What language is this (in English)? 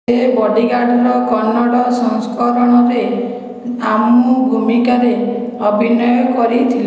Odia